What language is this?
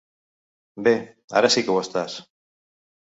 Catalan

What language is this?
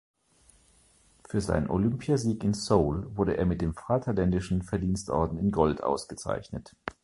German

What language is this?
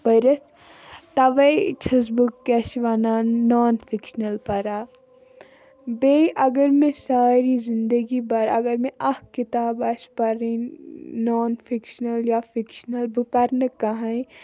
Kashmiri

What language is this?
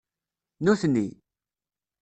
Kabyle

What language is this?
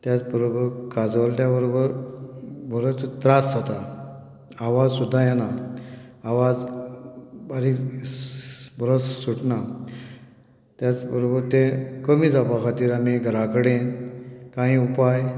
Konkani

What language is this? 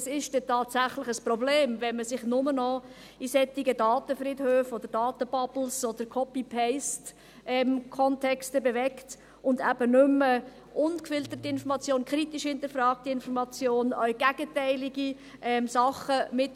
Swiss German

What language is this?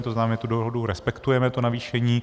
Czech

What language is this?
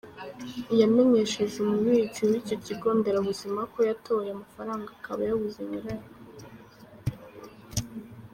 Kinyarwanda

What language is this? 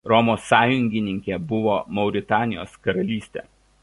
Lithuanian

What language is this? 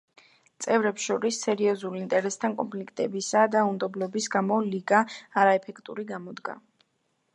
Georgian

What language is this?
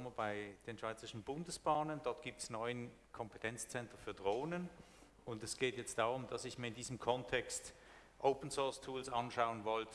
German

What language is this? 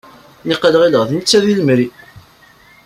Kabyle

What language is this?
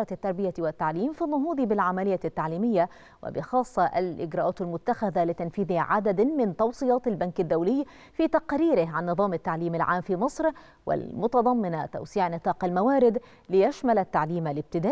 Arabic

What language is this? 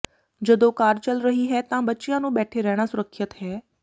Punjabi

